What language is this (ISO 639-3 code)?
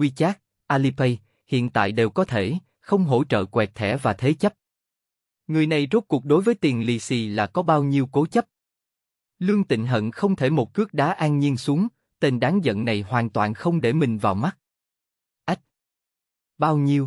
vie